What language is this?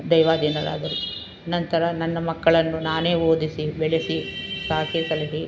Kannada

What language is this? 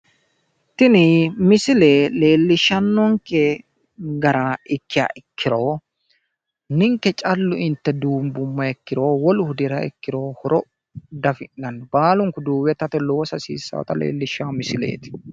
Sidamo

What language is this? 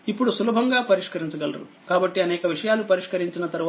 Telugu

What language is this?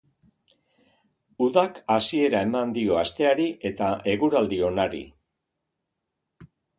Basque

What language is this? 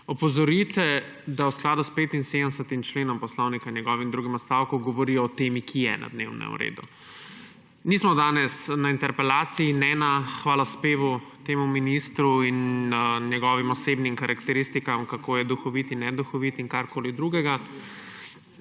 Slovenian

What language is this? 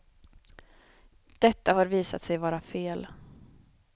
Swedish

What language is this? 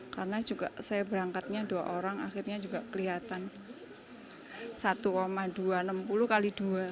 Indonesian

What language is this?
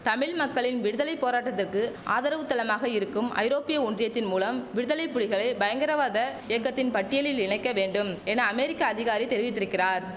Tamil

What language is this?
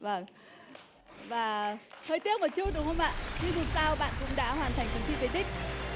Vietnamese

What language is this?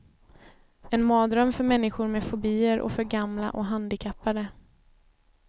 Swedish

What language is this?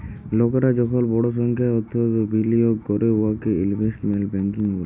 Bangla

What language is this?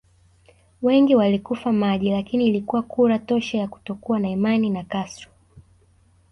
Swahili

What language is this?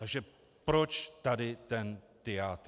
Czech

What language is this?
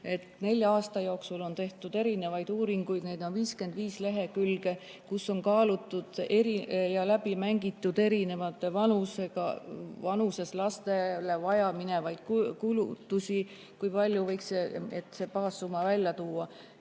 Estonian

